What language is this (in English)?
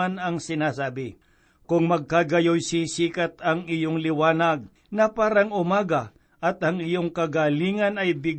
Filipino